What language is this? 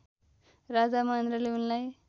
Nepali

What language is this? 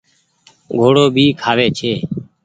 Goaria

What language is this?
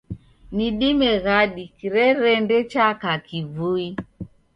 Taita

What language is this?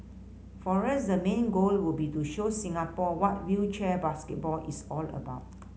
English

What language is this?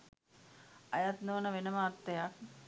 Sinhala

